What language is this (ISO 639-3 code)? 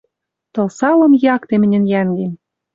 mrj